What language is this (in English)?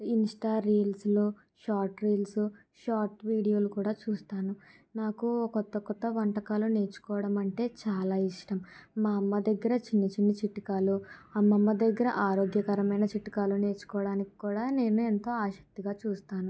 Telugu